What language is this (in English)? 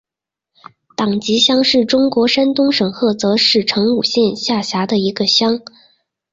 Chinese